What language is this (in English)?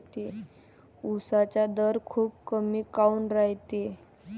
Marathi